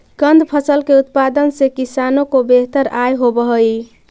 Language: Magahi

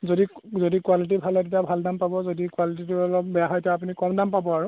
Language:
Assamese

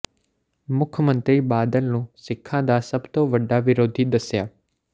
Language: Punjabi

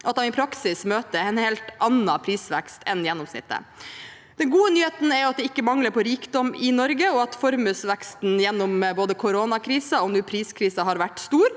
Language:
Norwegian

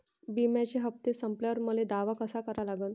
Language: Marathi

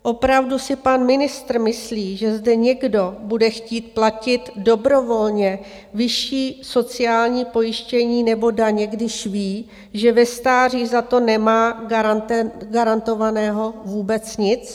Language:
Czech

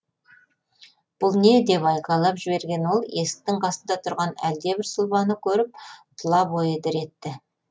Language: Kazakh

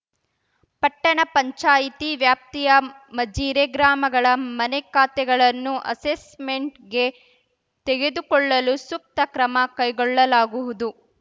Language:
Kannada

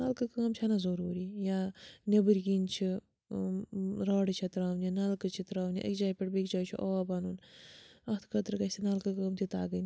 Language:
Kashmiri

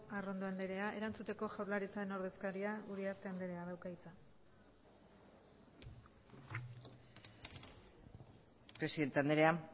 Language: Basque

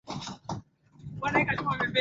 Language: Swahili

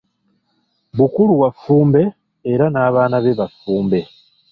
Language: Ganda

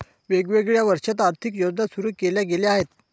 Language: Marathi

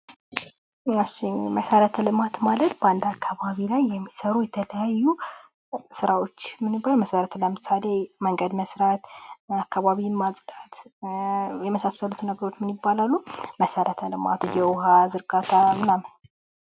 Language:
Amharic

